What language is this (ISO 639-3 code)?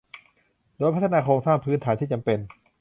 tha